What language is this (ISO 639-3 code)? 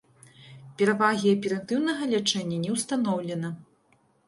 bel